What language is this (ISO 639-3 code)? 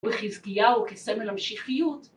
heb